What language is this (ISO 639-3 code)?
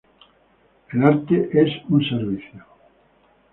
spa